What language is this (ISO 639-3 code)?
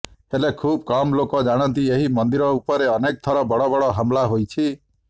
ori